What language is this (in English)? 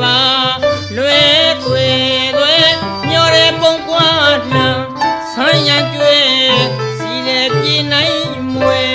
Thai